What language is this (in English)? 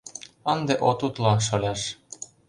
Mari